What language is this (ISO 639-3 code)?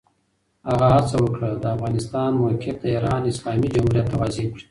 pus